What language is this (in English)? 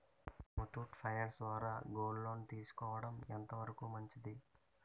Telugu